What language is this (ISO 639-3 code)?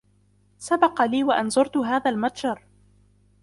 ara